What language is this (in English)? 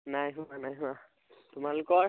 Assamese